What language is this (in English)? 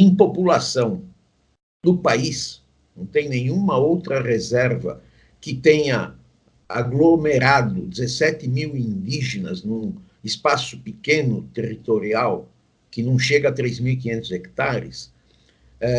Portuguese